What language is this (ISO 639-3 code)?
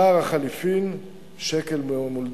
heb